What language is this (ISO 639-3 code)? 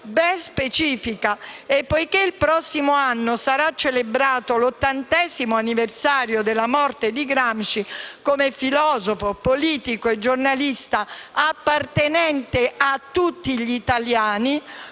ita